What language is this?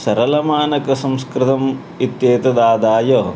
Sanskrit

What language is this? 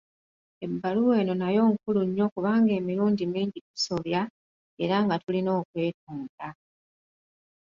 Ganda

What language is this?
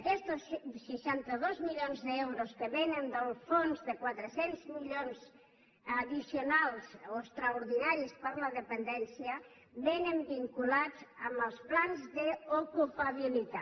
Catalan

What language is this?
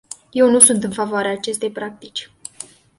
Romanian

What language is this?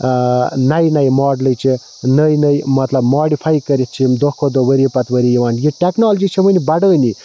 Kashmiri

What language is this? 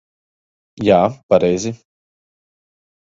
Latvian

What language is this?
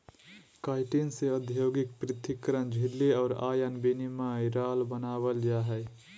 Magahi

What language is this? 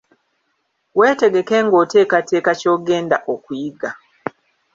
Ganda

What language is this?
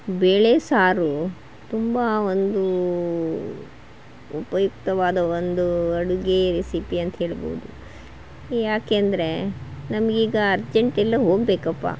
Kannada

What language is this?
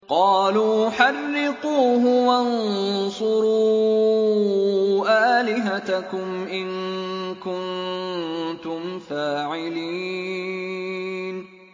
Arabic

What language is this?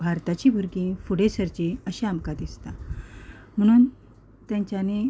Konkani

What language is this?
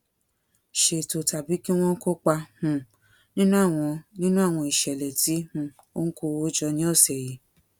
Yoruba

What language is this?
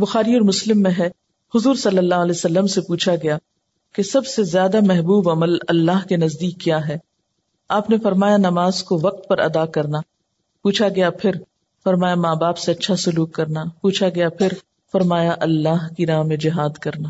Urdu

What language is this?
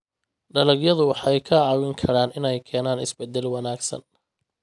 Somali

